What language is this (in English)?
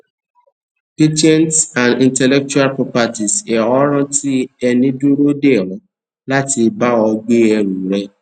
Yoruba